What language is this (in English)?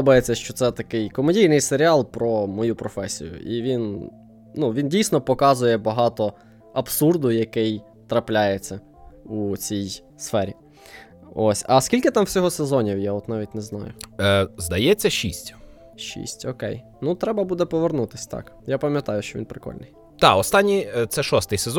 Ukrainian